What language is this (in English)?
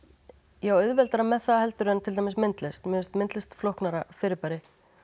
Icelandic